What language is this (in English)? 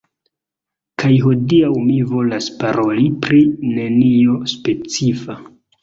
Esperanto